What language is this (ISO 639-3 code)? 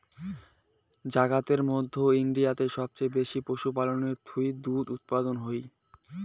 ben